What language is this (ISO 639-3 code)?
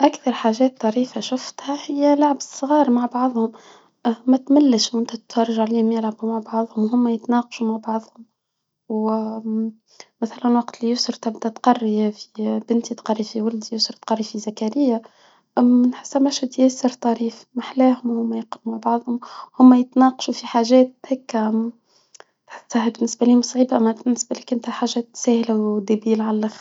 aeb